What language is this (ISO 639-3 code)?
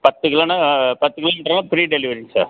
tam